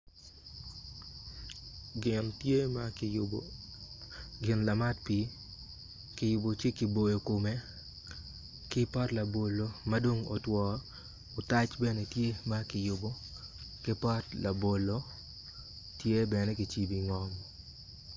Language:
Acoli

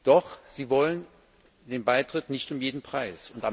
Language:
German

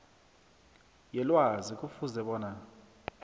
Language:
South Ndebele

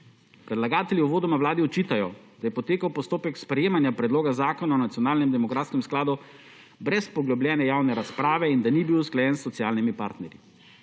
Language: Slovenian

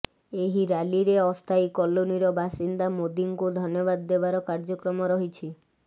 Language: Odia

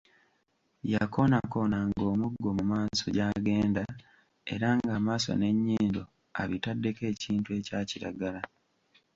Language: Ganda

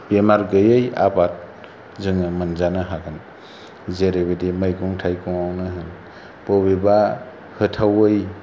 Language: Bodo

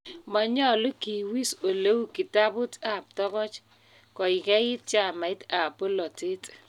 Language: Kalenjin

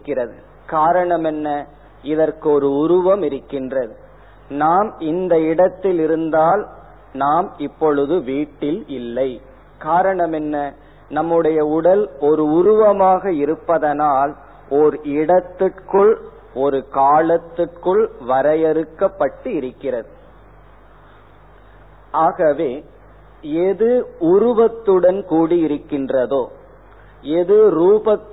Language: Tamil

